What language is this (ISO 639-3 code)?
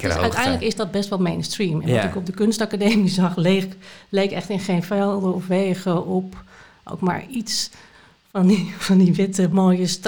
nld